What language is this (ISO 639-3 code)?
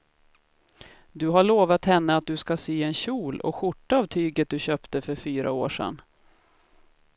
swe